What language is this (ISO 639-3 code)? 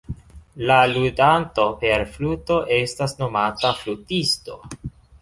epo